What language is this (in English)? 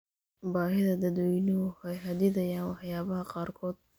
Somali